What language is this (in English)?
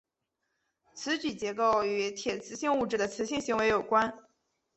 Chinese